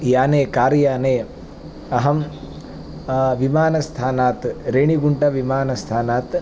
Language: Sanskrit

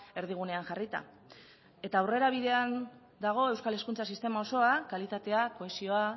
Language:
Basque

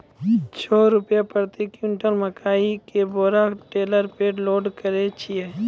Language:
Maithili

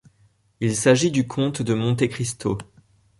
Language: French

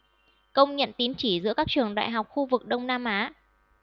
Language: Vietnamese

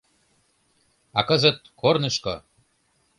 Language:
Mari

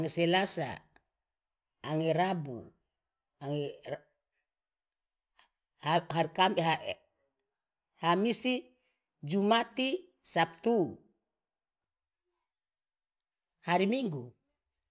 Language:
Loloda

